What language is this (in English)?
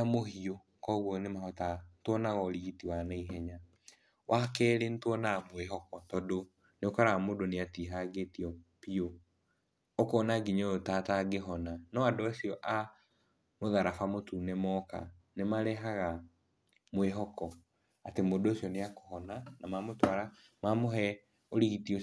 Kikuyu